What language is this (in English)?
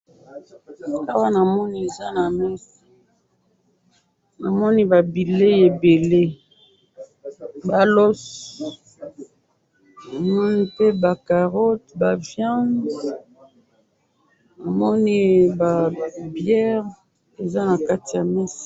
Lingala